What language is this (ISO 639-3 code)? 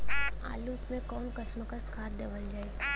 bho